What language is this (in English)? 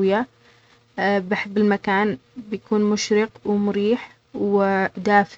Omani Arabic